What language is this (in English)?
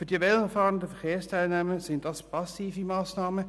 Swiss German